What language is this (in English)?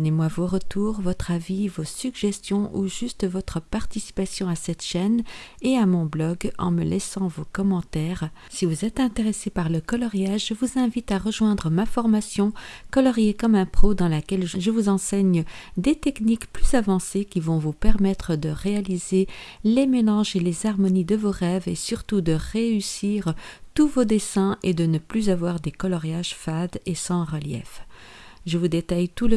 French